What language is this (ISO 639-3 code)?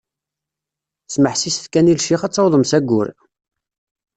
kab